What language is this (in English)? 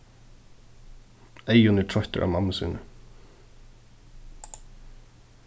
Faroese